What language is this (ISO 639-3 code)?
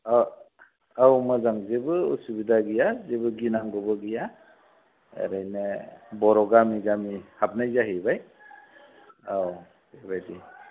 brx